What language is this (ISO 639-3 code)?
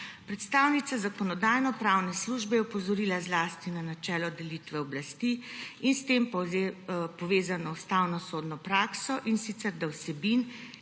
slv